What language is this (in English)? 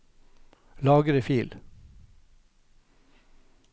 Norwegian